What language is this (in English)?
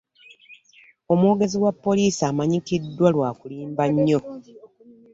Ganda